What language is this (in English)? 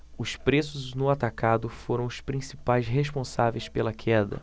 Portuguese